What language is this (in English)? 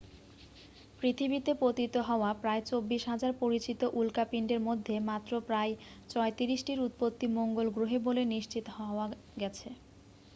Bangla